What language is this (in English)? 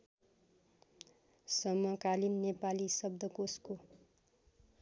Nepali